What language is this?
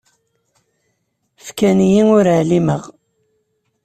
Kabyle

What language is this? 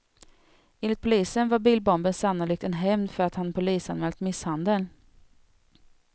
Swedish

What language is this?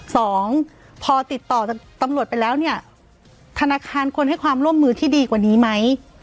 Thai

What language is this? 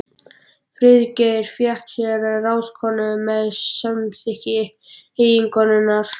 Icelandic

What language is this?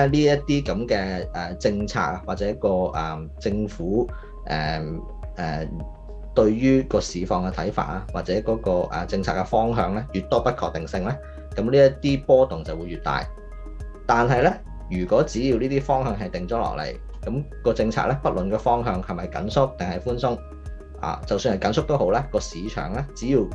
Chinese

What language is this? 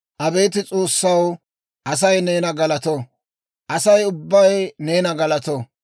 Dawro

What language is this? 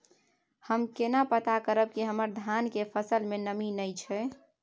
Maithili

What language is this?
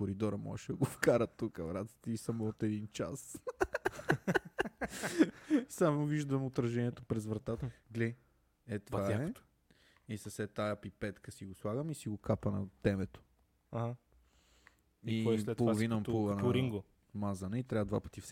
Bulgarian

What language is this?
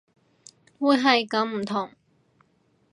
Cantonese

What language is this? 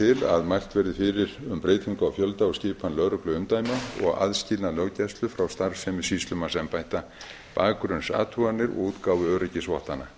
Icelandic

